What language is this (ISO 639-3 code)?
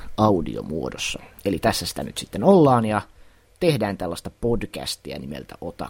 fin